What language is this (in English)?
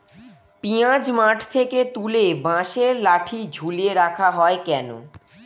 Bangla